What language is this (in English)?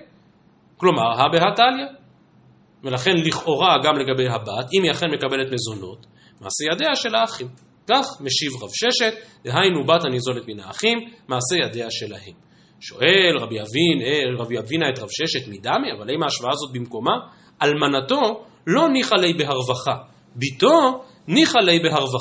Hebrew